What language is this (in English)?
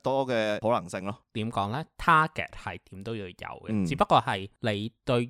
Chinese